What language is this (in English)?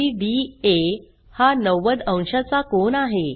Marathi